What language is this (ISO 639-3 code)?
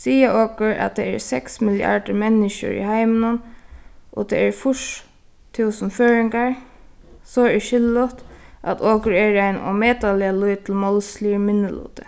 fao